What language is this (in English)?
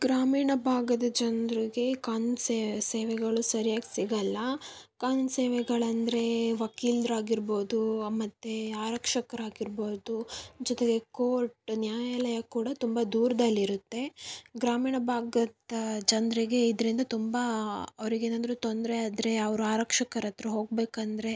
Kannada